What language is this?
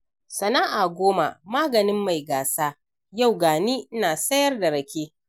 Hausa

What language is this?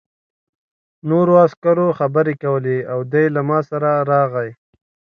Pashto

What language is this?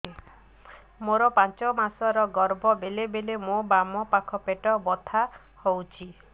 Odia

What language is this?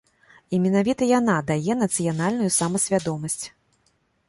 Belarusian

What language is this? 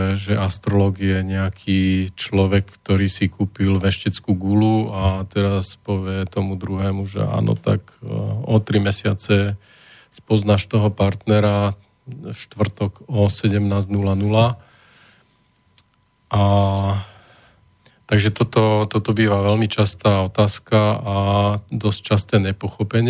Slovak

